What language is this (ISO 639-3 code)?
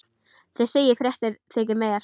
isl